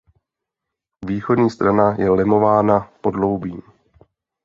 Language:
Czech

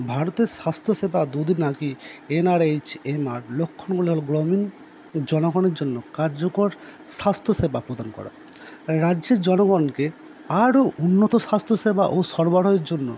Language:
Bangla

